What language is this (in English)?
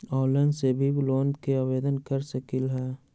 Magahi